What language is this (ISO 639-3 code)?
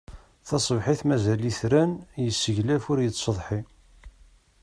kab